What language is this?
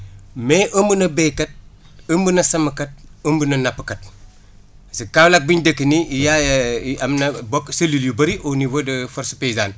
Wolof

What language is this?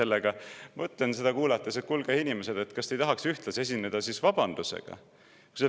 Estonian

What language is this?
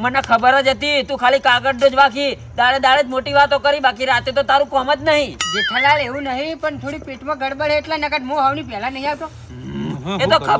Indonesian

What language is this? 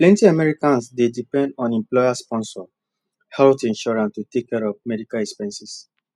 Nigerian Pidgin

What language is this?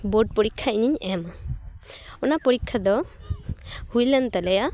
Santali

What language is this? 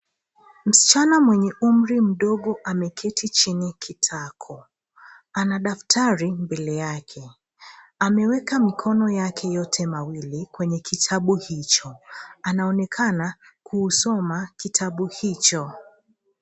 Swahili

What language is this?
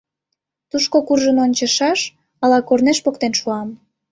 Mari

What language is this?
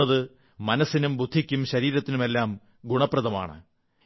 Malayalam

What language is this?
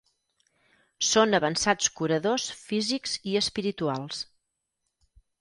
Catalan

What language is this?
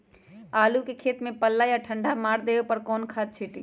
Magahi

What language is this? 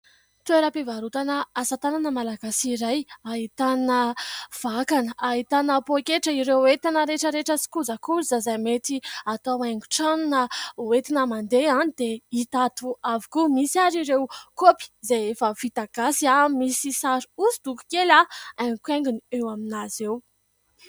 Malagasy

